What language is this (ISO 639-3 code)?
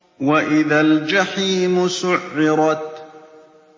ara